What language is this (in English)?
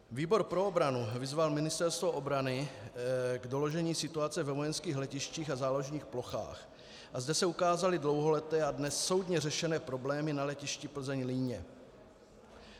Czech